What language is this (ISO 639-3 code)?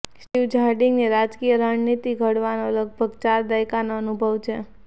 guj